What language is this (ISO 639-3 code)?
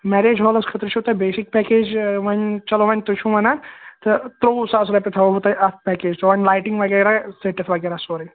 kas